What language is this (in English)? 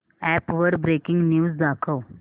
Marathi